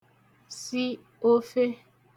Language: Igbo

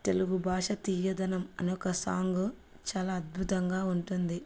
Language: Telugu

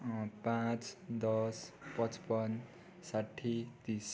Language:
Nepali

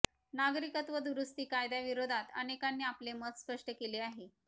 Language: Marathi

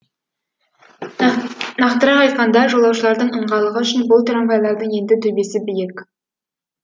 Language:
Kazakh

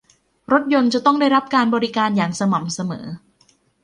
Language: Thai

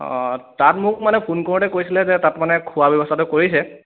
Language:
Assamese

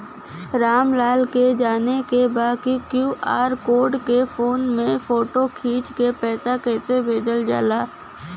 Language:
Bhojpuri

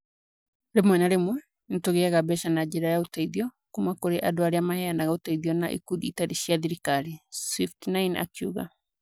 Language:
Kikuyu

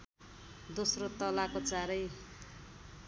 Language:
Nepali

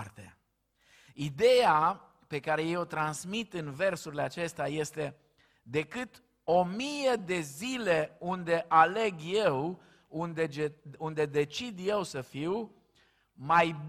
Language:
Romanian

